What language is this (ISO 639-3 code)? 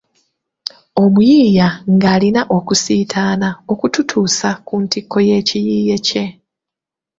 lug